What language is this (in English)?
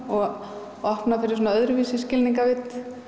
Icelandic